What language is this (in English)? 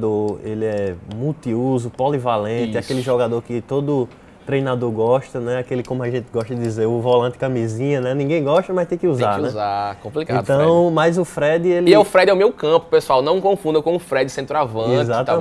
Portuguese